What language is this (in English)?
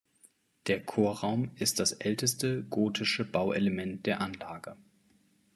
German